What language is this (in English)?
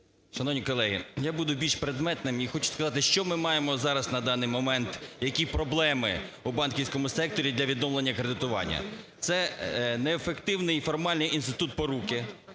Ukrainian